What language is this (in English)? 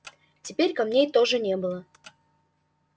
Russian